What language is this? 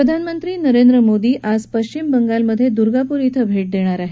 Marathi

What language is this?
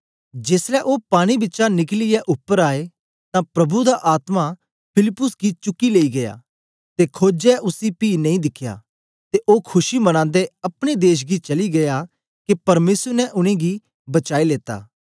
Dogri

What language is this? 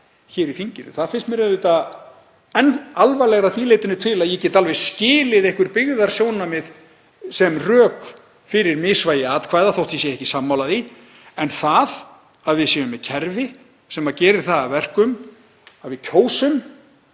Icelandic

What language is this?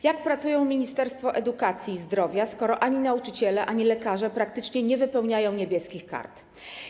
Polish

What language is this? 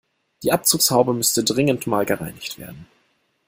German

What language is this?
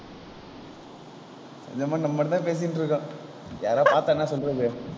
Tamil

